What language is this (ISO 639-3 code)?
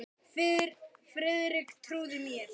isl